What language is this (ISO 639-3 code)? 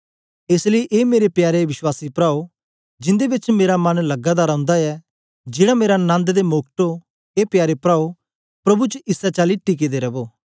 doi